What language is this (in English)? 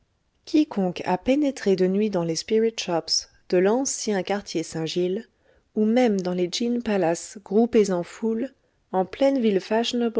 French